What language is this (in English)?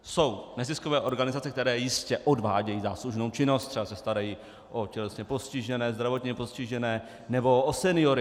Czech